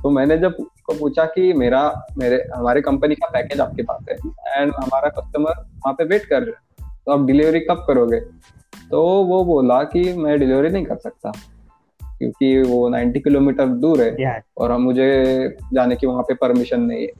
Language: Hindi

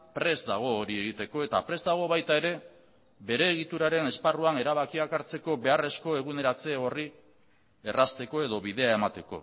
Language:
Basque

